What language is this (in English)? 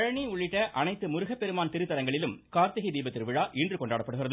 Tamil